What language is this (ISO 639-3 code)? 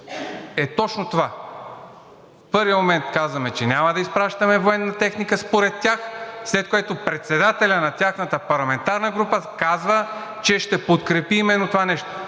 bul